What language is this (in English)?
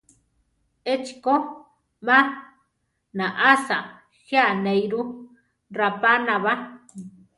Central Tarahumara